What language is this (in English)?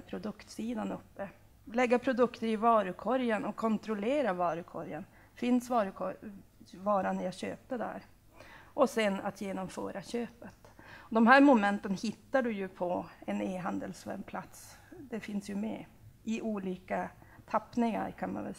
Swedish